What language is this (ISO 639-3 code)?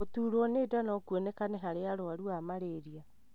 kik